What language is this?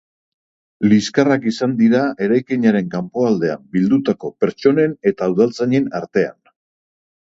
Basque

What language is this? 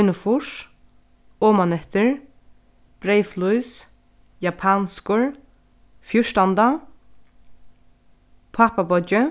Faroese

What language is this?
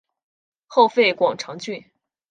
Chinese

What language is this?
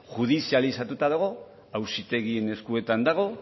Basque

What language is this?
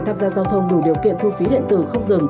Vietnamese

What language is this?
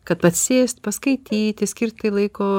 Lithuanian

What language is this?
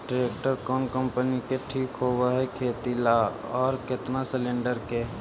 Magahi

